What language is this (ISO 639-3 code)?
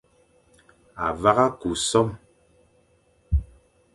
fan